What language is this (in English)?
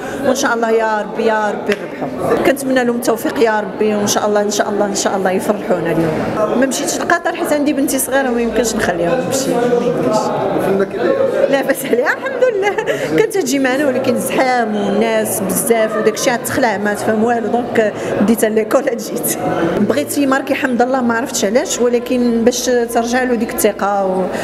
Arabic